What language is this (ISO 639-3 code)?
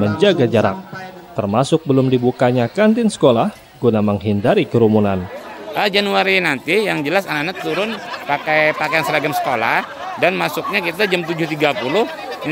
ind